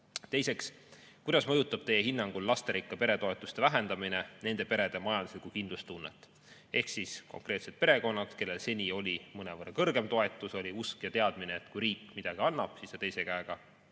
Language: Estonian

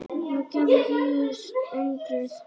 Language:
Icelandic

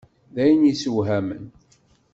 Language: Kabyle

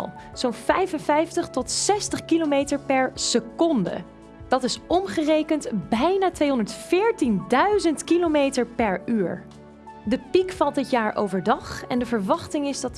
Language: Dutch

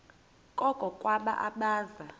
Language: Xhosa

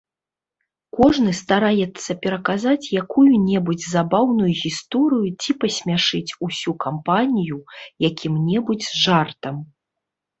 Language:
Belarusian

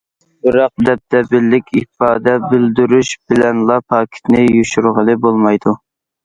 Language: Uyghur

